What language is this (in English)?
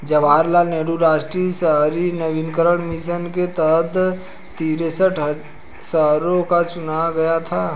Hindi